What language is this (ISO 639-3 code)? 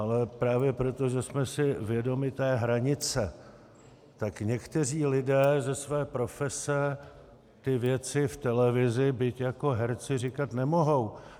ces